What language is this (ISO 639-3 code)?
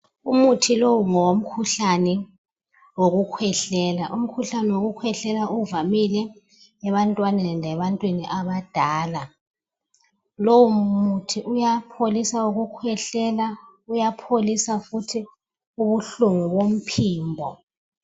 nde